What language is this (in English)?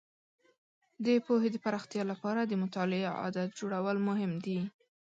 Pashto